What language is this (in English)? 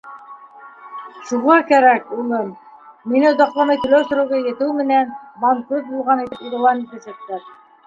Bashkir